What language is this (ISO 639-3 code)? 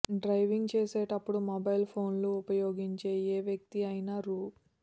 tel